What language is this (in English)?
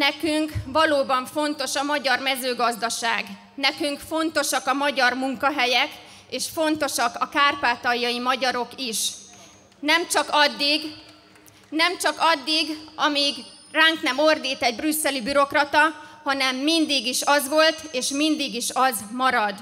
Hungarian